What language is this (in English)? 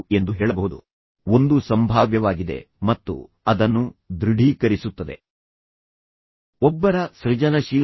Kannada